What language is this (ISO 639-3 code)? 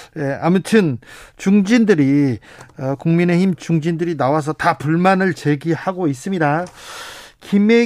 kor